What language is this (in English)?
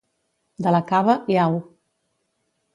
Catalan